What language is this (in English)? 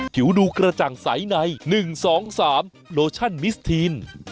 Thai